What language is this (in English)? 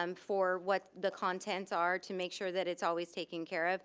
English